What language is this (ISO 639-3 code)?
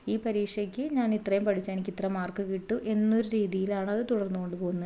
mal